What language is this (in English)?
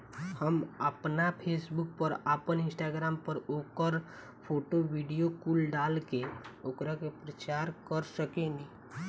Bhojpuri